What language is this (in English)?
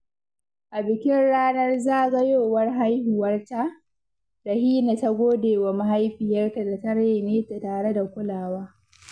Hausa